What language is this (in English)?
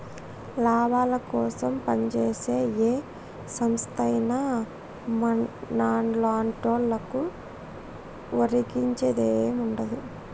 Telugu